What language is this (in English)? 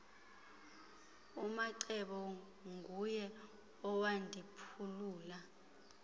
Xhosa